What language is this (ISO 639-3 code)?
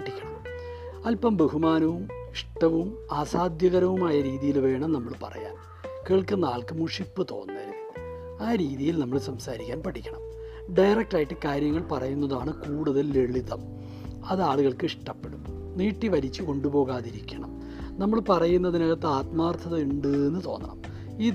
mal